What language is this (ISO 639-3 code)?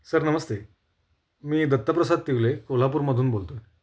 mar